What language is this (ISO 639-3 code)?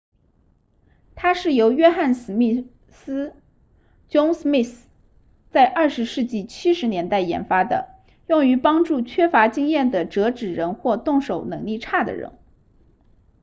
zho